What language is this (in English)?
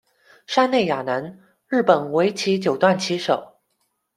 Chinese